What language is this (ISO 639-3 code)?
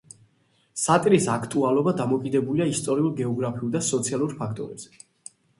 kat